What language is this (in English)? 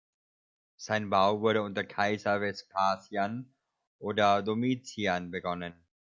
German